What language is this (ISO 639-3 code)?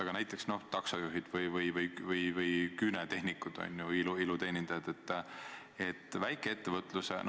est